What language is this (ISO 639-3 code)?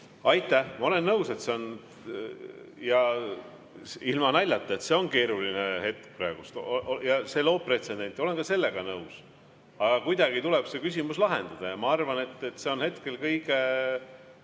est